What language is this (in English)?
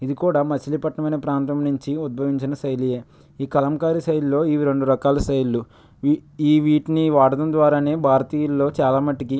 Telugu